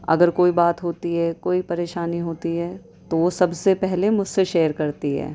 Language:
Urdu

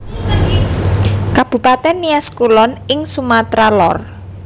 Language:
Javanese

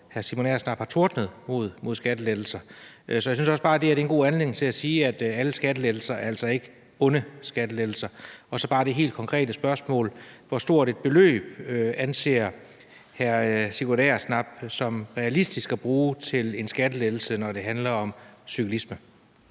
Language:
Danish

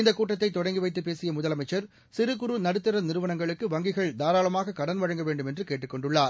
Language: Tamil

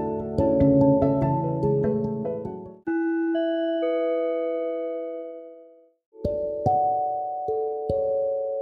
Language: Marathi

